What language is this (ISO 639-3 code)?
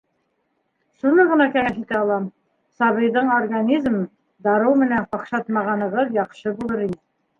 bak